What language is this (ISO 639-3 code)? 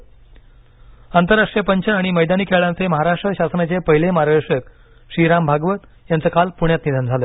mar